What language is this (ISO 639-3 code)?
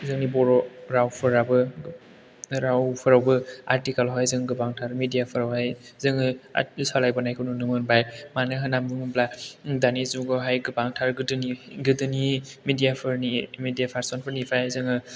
brx